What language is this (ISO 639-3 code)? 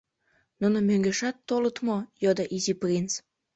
chm